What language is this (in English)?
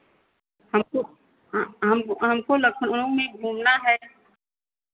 Hindi